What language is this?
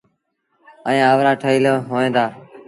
Sindhi Bhil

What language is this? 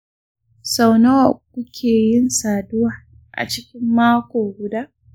Hausa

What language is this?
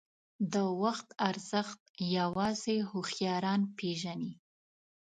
Pashto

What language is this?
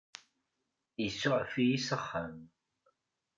Kabyle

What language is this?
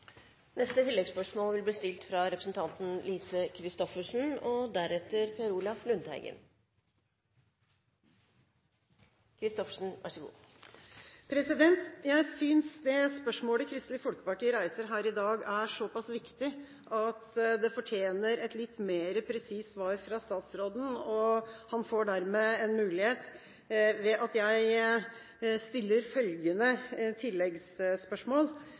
Norwegian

